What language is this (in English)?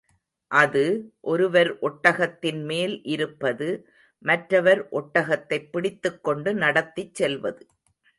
Tamil